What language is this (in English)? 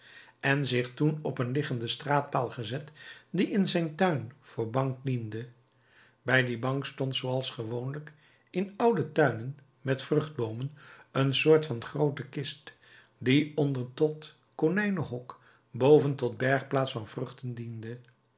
Dutch